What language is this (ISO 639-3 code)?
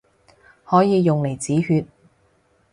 yue